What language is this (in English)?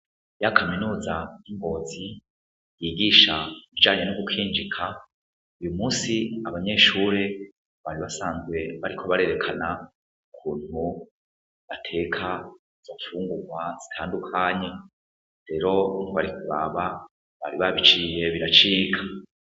Rundi